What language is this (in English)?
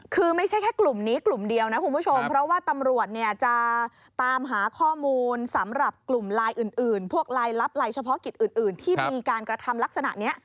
Thai